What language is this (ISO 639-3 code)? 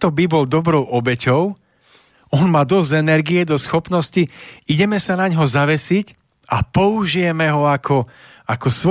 slk